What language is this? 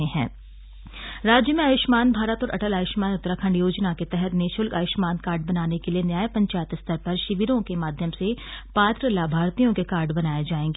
Hindi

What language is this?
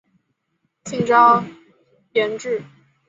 Chinese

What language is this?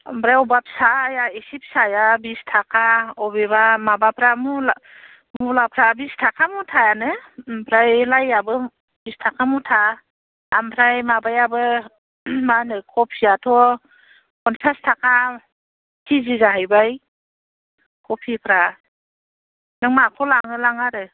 Bodo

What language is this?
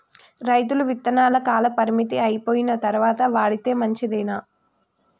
Telugu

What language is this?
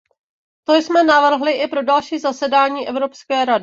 Czech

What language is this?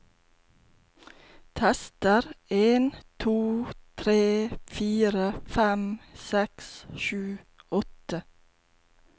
Norwegian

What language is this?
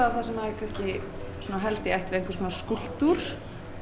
Icelandic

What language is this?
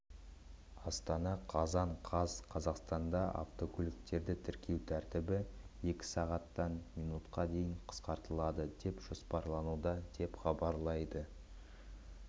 Kazakh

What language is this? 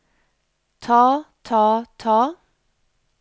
Norwegian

